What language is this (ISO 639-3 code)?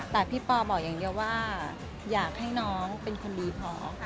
tha